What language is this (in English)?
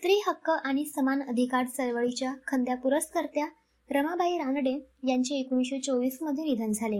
Marathi